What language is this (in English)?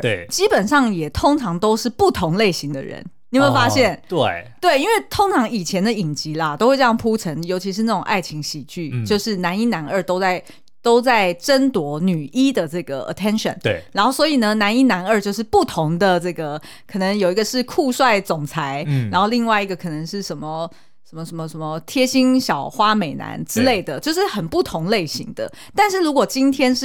Chinese